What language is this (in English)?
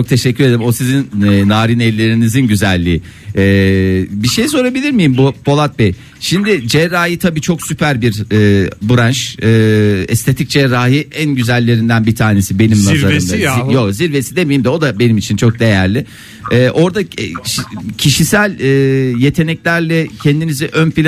Turkish